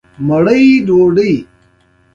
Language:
Pashto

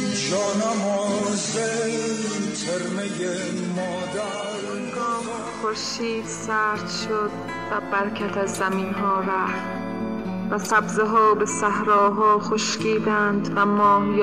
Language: Persian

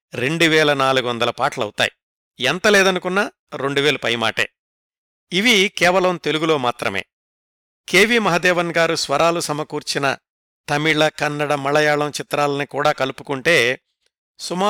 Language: Telugu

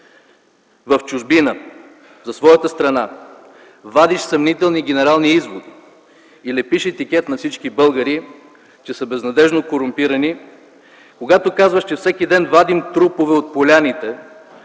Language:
Bulgarian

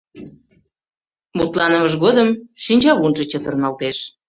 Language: Mari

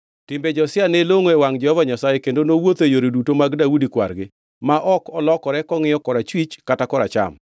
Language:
Luo (Kenya and Tanzania)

